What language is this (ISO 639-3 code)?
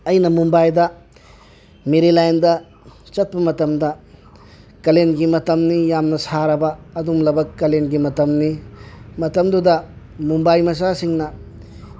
mni